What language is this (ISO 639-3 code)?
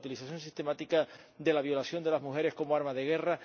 spa